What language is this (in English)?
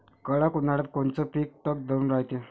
Marathi